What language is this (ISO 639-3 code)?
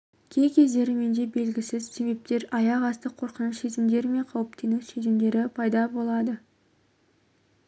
kaz